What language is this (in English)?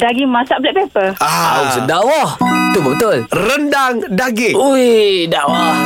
Malay